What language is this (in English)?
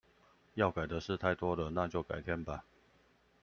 Chinese